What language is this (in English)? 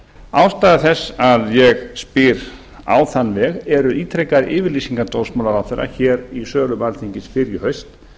Icelandic